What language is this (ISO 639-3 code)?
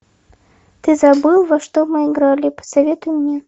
rus